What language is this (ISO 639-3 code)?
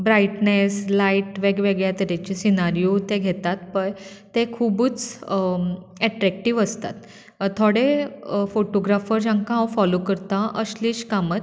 kok